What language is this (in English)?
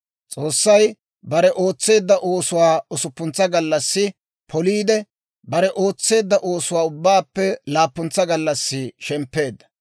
Dawro